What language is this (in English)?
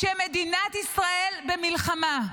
Hebrew